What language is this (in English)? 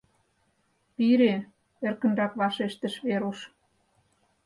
Mari